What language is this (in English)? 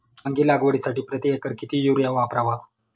Marathi